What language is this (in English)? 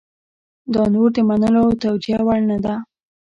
Pashto